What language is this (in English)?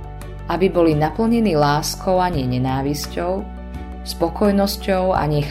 Slovak